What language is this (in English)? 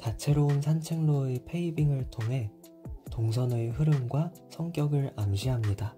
Korean